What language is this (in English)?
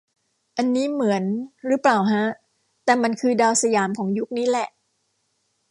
Thai